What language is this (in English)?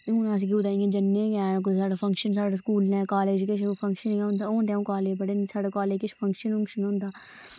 Dogri